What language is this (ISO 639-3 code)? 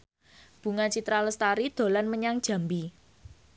jav